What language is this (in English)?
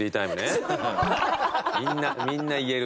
Japanese